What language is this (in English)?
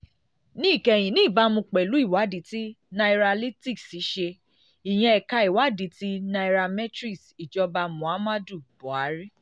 Yoruba